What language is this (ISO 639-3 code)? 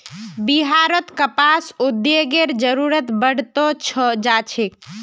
mag